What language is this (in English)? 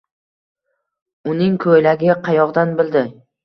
Uzbek